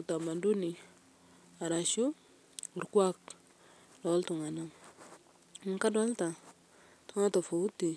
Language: Masai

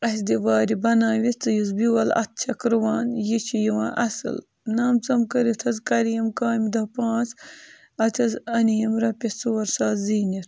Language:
Kashmiri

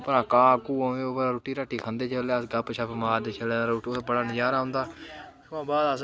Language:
Dogri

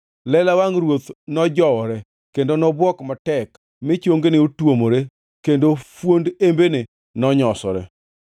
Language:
Luo (Kenya and Tanzania)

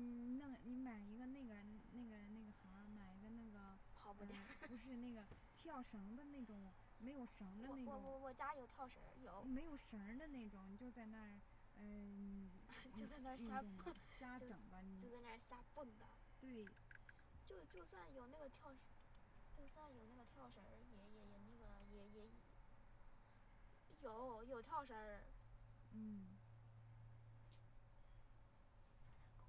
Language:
Chinese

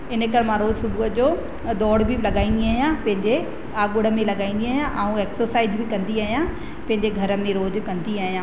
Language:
Sindhi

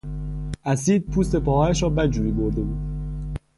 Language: Persian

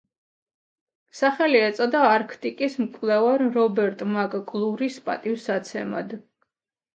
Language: Georgian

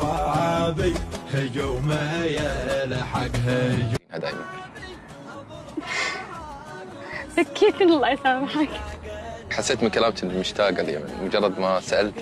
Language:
Arabic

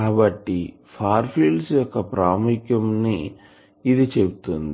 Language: Telugu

